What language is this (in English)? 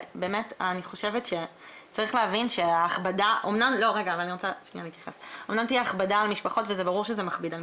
Hebrew